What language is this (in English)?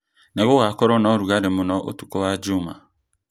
Kikuyu